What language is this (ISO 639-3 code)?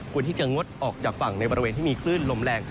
tha